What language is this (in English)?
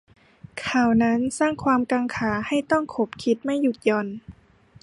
Thai